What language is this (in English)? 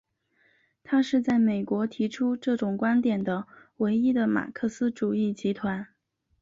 Chinese